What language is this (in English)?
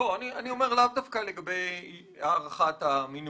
Hebrew